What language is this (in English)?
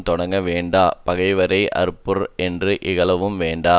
Tamil